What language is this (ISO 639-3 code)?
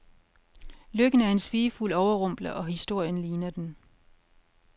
dan